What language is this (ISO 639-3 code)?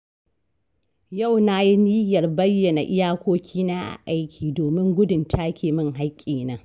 hau